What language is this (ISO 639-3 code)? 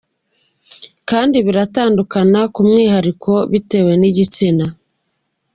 kin